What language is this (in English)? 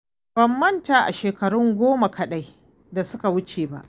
Hausa